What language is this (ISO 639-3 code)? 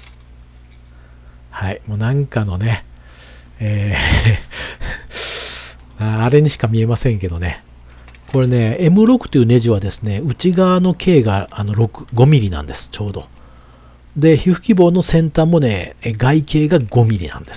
jpn